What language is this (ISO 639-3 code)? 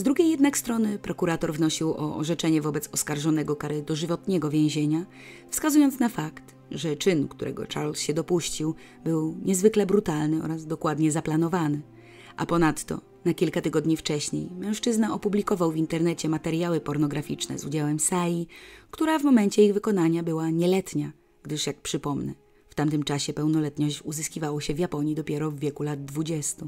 pol